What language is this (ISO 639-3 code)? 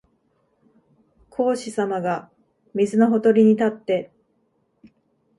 jpn